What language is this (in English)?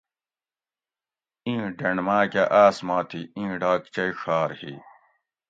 Gawri